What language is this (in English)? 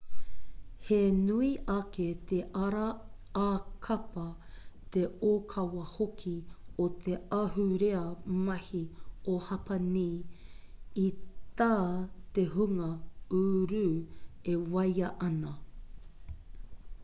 Māori